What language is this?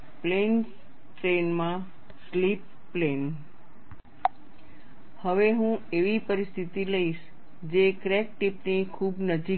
Gujarati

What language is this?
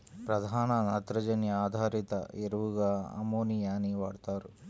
Telugu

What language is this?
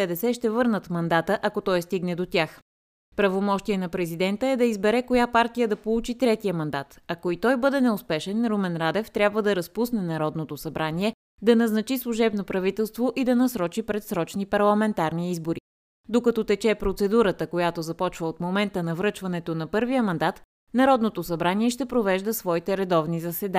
Bulgarian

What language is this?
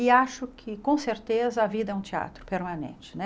Portuguese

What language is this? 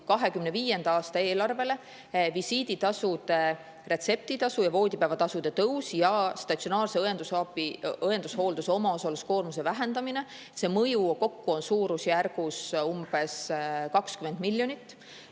Estonian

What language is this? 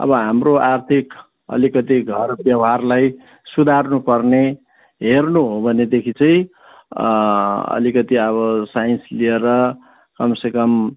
Nepali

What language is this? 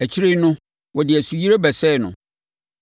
Akan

